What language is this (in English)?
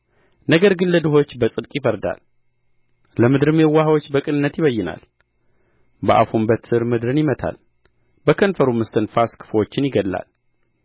Amharic